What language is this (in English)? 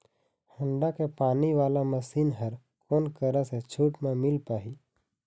Chhattisgarhi